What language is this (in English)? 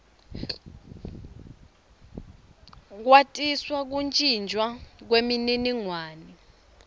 Swati